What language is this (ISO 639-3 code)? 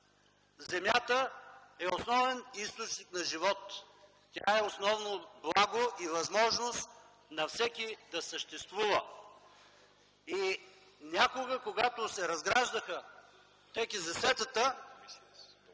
bul